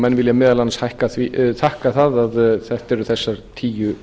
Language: Icelandic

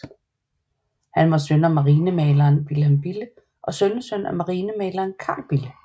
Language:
Danish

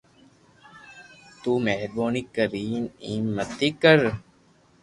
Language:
Loarki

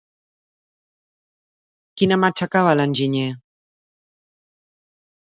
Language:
Catalan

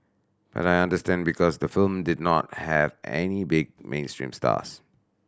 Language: English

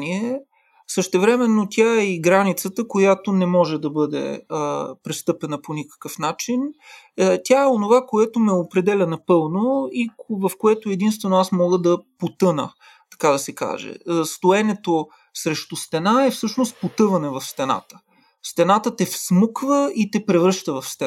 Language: Bulgarian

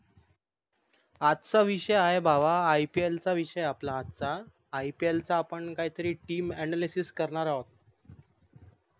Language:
Marathi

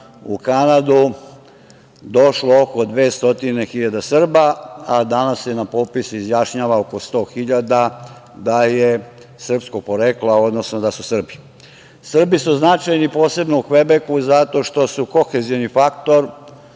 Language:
Serbian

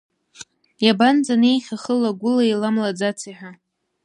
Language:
Abkhazian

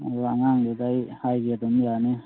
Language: Manipuri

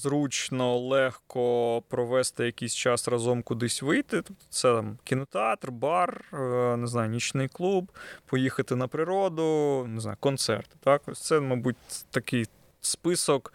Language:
Ukrainian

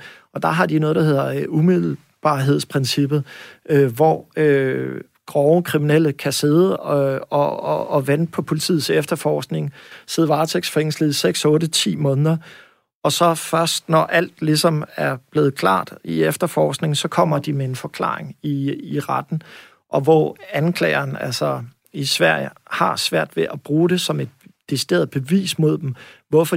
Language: Danish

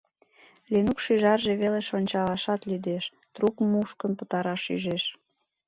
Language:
Mari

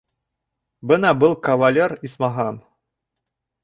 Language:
Bashkir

